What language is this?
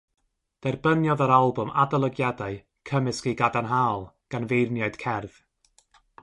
Welsh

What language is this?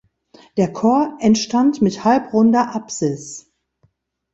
German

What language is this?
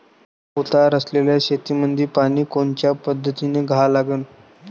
Marathi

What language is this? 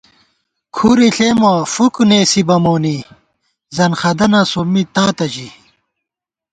Gawar-Bati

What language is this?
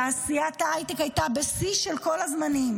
Hebrew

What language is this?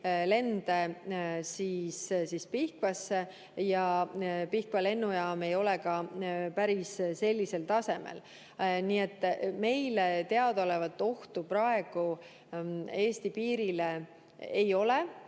Estonian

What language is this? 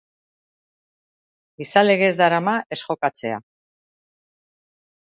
Basque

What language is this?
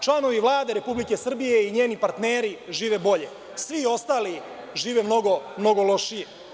Serbian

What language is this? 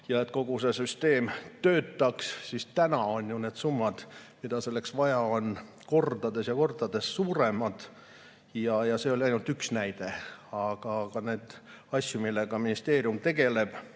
Estonian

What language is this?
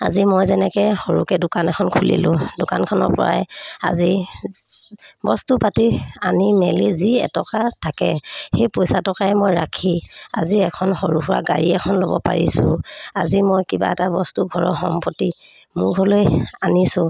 Assamese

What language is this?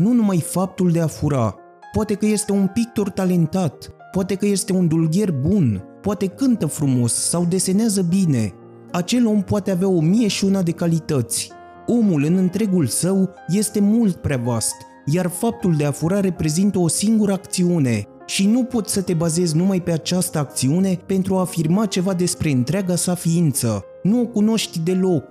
Romanian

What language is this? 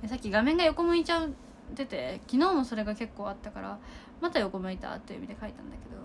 Japanese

